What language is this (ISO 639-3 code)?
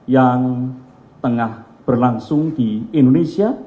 ind